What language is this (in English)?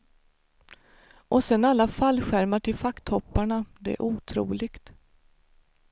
Swedish